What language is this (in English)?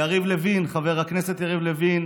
Hebrew